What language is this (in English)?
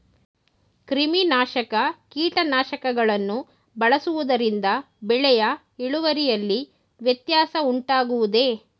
Kannada